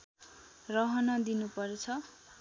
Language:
Nepali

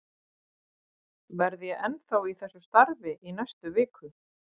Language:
Icelandic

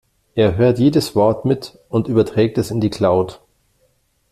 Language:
German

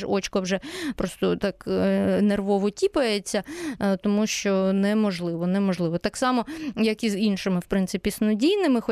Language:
Ukrainian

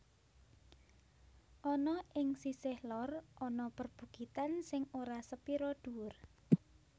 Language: Javanese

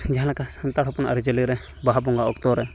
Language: Santali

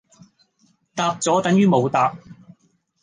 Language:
Cantonese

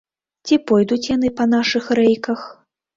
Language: Belarusian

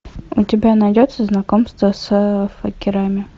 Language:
Russian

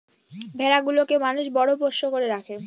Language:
Bangla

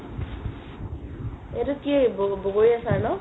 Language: Assamese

